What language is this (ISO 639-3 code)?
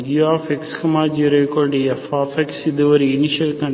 tam